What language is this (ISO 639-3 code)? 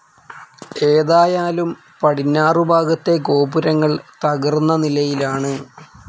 mal